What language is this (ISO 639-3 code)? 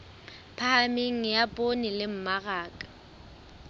sot